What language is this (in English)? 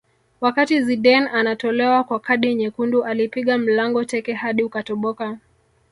Swahili